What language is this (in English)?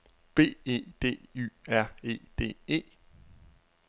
Danish